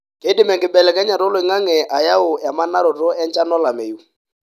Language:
Masai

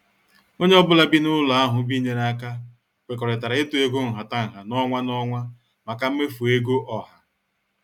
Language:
Igbo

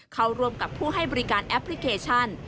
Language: Thai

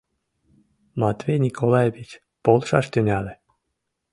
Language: Mari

